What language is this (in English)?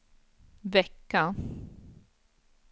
Swedish